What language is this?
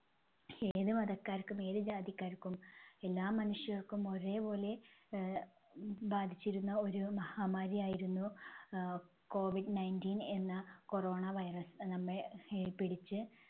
Malayalam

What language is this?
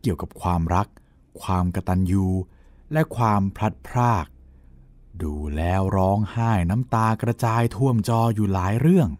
Thai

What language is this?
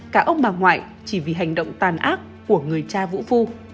Vietnamese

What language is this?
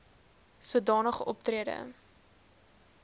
Afrikaans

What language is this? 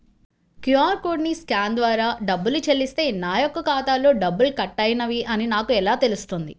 Telugu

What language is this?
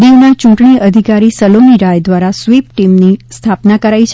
Gujarati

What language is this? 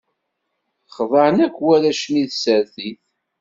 Kabyle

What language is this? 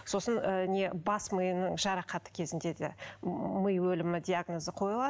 Kazakh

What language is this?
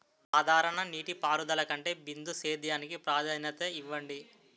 Telugu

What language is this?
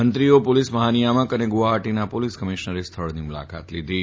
Gujarati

